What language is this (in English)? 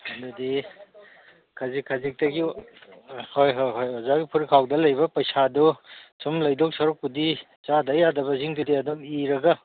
Manipuri